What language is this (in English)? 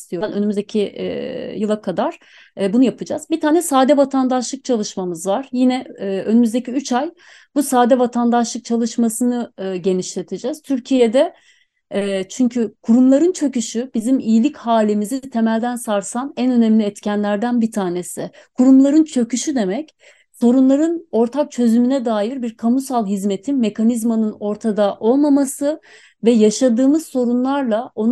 Turkish